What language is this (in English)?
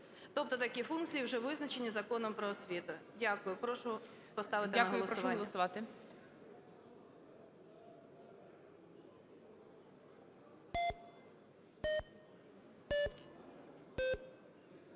Ukrainian